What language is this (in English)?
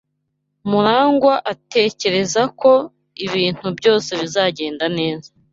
Kinyarwanda